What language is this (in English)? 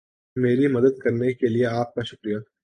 Urdu